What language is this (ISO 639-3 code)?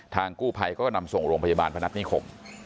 tha